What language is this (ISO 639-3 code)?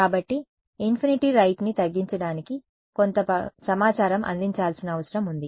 tel